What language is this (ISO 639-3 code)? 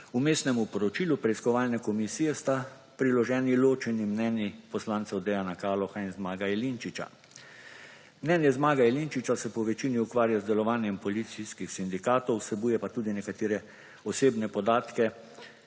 slv